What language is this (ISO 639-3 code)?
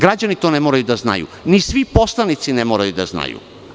srp